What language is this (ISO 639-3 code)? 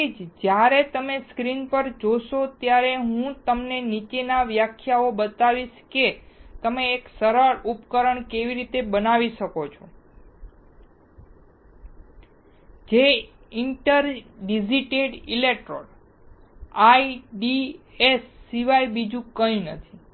guj